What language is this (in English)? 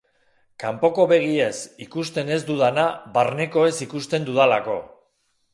Basque